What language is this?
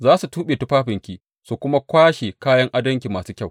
Hausa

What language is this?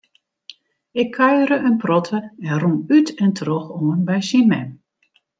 Western Frisian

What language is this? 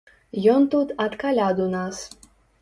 Belarusian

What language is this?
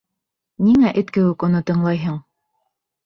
Bashkir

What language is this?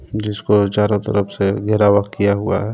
Hindi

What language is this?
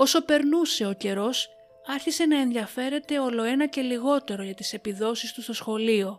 Greek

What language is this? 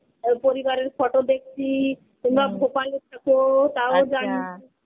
Bangla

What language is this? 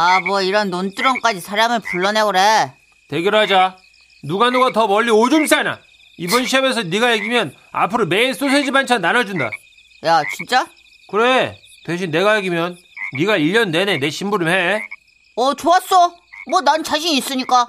Korean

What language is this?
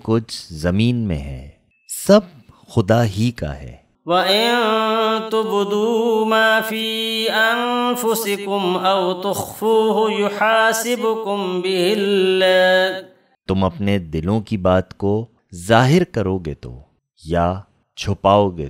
Arabic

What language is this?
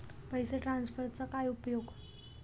Marathi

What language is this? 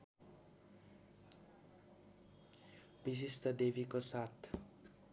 Nepali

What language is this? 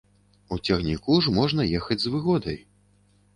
Belarusian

